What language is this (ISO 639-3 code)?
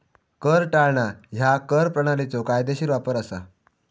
mar